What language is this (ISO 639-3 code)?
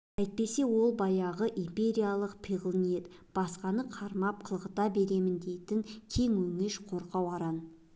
kaz